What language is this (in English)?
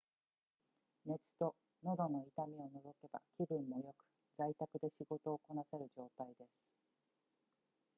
Japanese